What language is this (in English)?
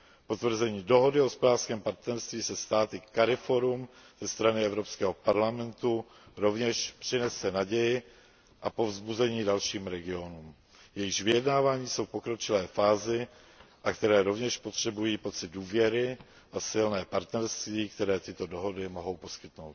Czech